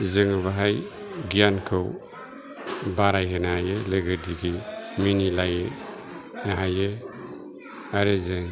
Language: Bodo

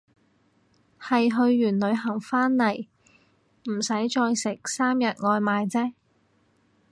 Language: Cantonese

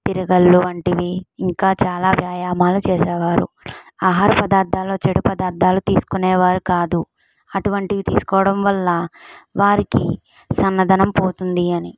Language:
Telugu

